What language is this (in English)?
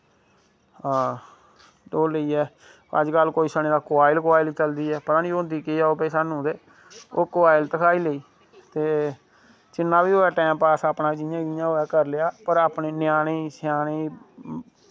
Dogri